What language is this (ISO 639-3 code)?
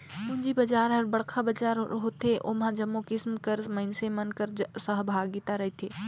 hne